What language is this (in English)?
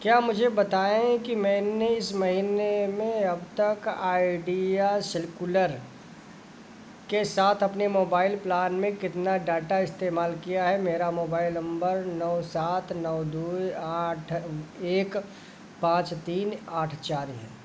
Hindi